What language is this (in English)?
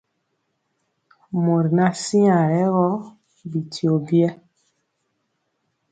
Mpiemo